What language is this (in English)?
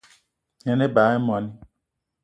Eton (Cameroon)